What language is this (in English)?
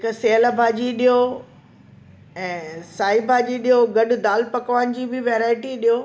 Sindhi